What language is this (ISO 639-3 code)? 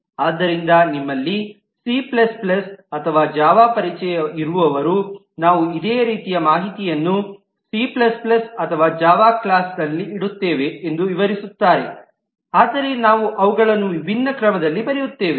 kan